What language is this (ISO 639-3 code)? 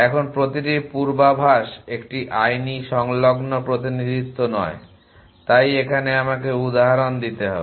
ben